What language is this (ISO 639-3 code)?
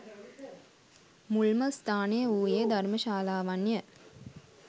sin